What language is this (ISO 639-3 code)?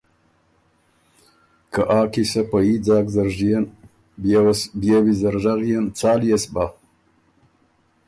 oru